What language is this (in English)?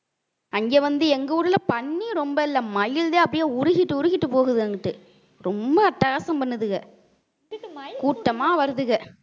Tamil